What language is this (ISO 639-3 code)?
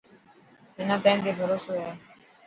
mki